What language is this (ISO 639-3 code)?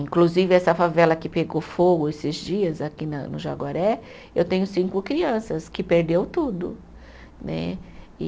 por